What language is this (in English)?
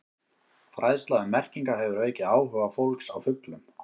Icelandic